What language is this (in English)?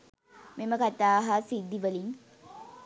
Sinhala